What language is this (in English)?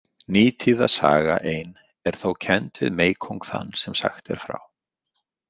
Icelandic